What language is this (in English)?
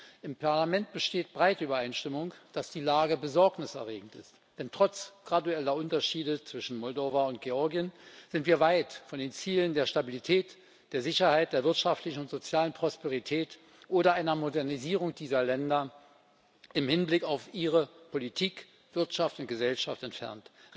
German